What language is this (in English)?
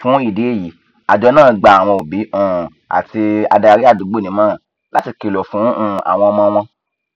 Yoruba